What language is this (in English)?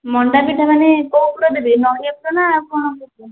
Odia